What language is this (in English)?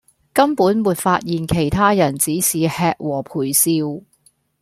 Cantonese